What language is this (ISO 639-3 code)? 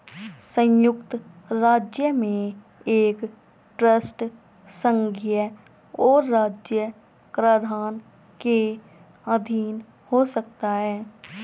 hin